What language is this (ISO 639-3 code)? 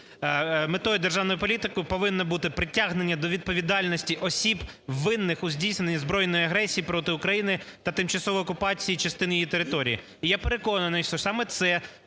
ukr